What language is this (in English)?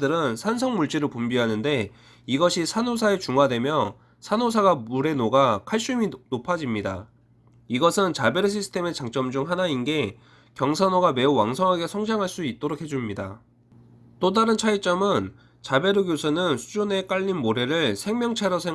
Korean